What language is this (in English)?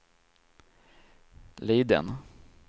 Swedish